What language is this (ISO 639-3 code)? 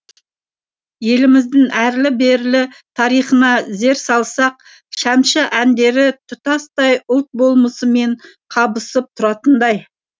kaz